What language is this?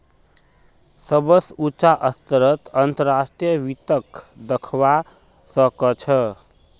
Magahi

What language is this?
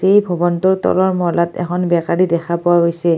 Assamese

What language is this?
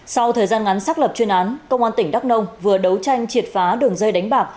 Vietnamese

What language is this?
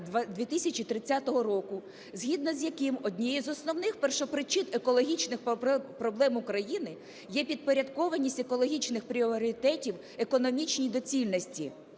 Ukrainian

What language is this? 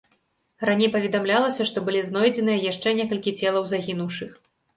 Belarusian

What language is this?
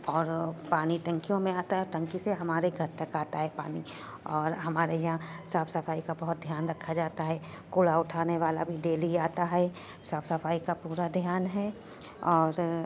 Urdu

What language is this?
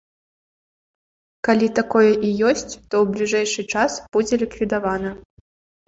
Belarusian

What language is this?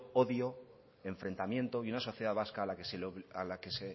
Spanish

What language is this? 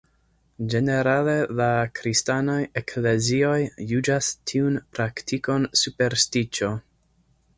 Esperanto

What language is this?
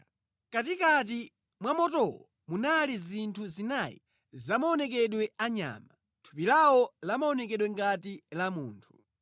Nyanja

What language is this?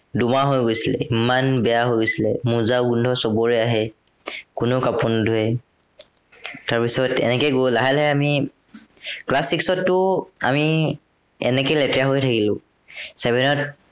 Assamese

